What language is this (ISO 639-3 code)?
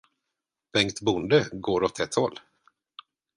swe